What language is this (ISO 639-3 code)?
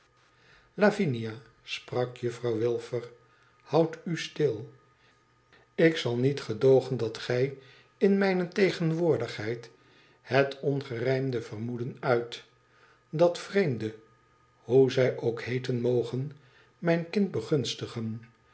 nld